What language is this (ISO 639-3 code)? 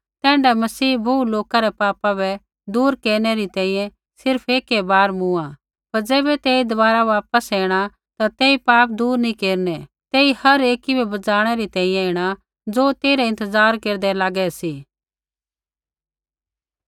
kfx